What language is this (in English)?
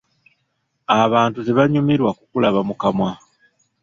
Ganda